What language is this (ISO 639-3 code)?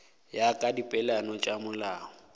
nso